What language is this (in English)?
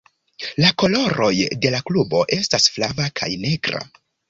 Esperanto